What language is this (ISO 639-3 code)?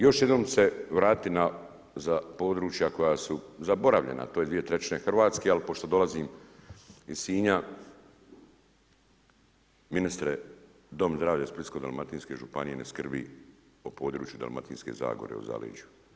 hrv